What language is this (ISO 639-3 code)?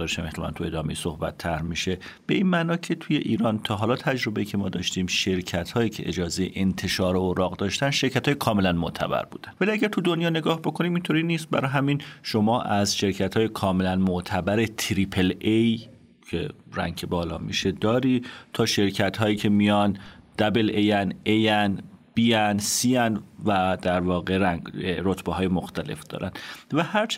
fas